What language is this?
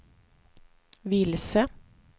Swedish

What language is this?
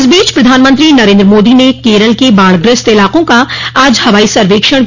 Hindi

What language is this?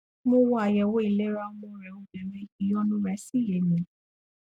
Yoruba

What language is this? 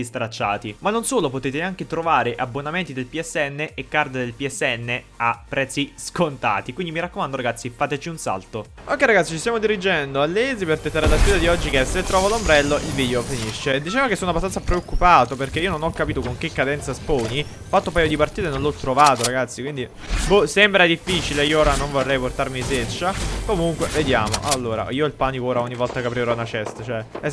Italian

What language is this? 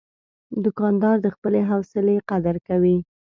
Pashto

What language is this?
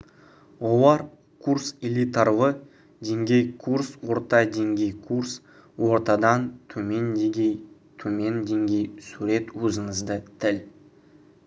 Kazakh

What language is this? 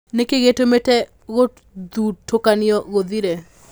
Kikuyu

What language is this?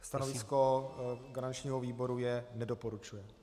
Czech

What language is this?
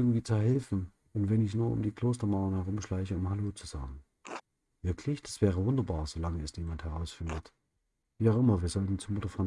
German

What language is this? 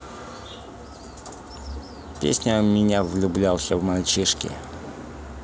Russian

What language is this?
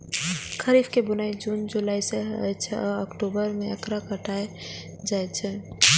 Maithili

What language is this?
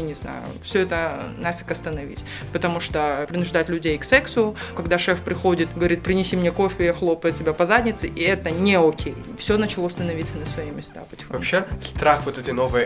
Russian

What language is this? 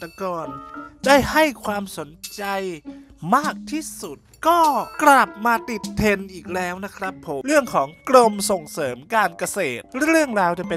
Thai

